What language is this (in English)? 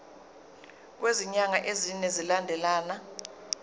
Zulu